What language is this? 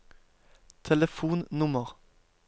Norwegian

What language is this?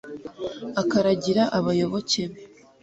Kinyarwanda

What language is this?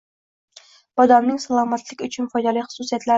Uzbek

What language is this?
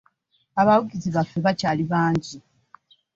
Ganda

